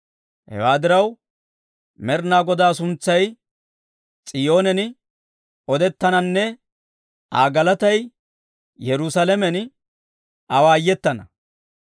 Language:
Dawro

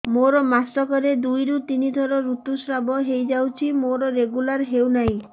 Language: Odia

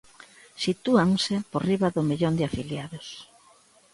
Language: Galician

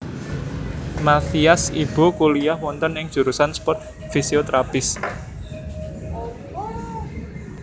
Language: Javanese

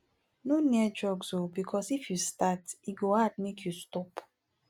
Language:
Nigerian Pidgin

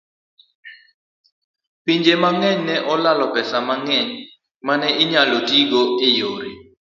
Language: Luo (Kenya and Tanzania)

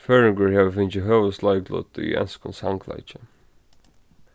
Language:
Faroese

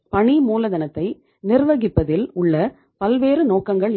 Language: Tamil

